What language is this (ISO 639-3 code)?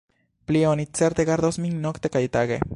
epo